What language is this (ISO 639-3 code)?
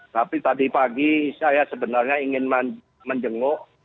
ind